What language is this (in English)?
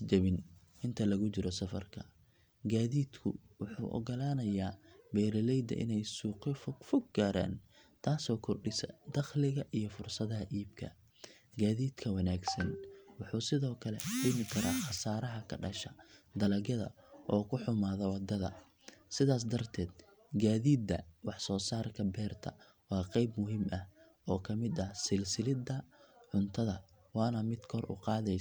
Somali